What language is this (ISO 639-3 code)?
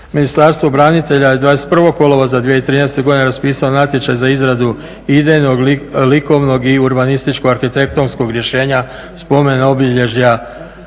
hrv